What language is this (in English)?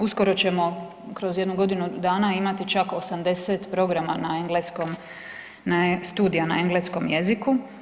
Croatian